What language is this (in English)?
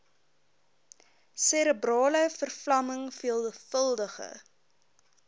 Afrikaans